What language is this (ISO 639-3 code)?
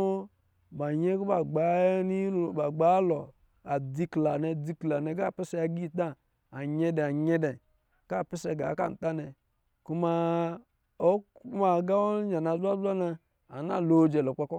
mgi